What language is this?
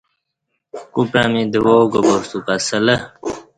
Kati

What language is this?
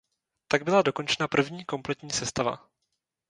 Czech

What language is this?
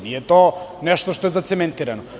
Serbian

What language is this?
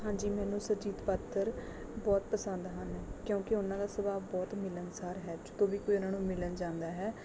Punjabi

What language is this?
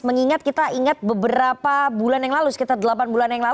Indonesian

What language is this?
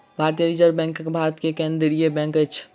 Maithili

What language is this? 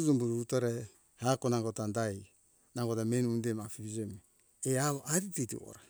Hunjara-Kaina Ke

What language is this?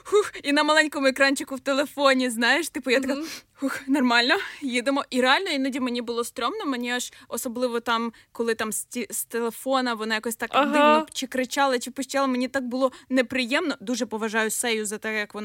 Ukrainian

